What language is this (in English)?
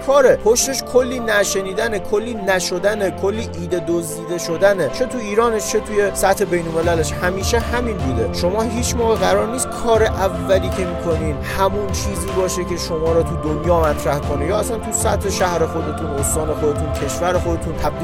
Persian